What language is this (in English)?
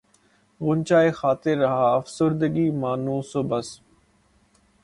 Urdu